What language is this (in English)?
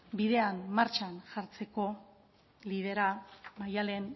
Basque